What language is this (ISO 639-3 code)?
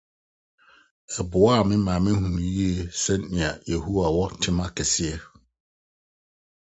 aka